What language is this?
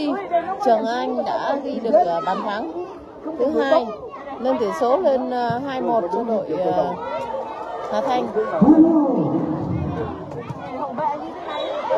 Vietnamese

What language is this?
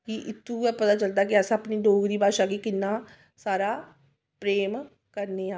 Dogri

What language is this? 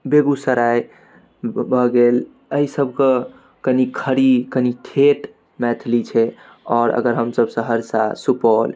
Maithili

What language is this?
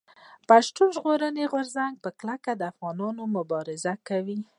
Pashto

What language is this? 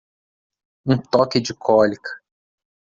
Portuguese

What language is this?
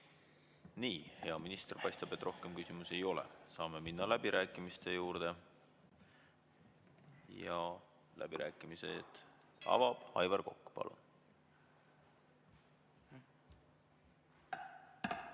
Estonian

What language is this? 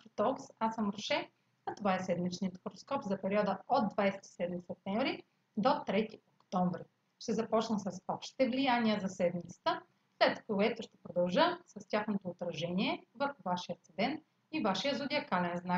Bulgarian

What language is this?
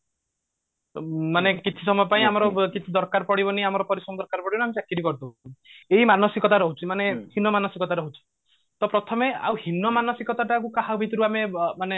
Odia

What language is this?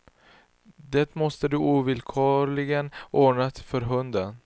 Swedish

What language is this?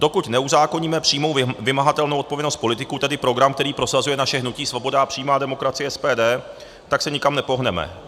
Czech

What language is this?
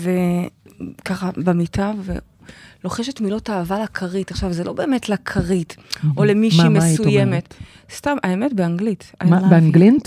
Hebrew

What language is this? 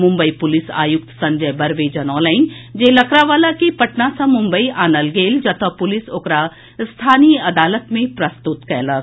Maithili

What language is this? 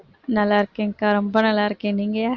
Tamil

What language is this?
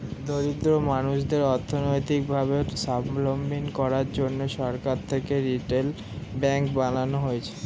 Bangla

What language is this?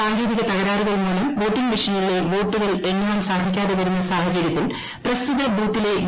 Malayalam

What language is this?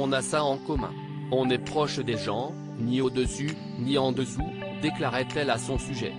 French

